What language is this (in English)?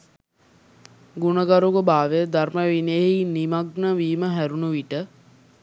Sinhala